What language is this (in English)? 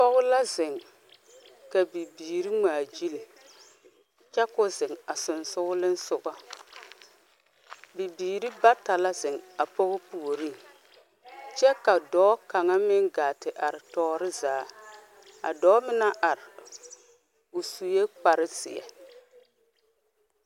Southern Dagaare